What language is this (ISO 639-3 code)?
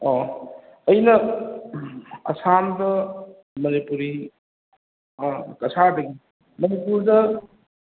mni